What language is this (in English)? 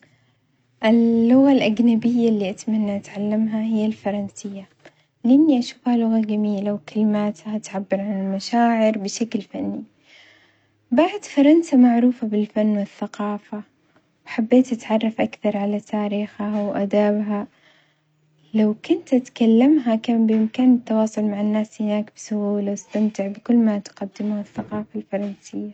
Omani Arabic